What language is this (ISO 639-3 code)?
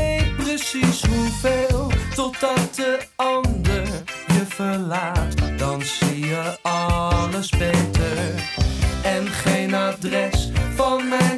nld